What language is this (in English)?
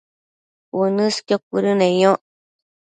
Matsés